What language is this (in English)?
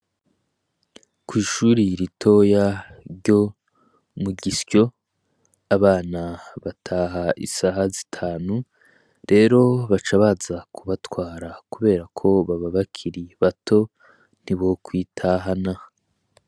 Rundi